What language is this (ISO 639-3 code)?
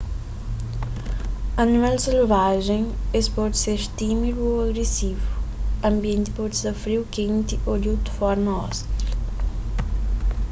kea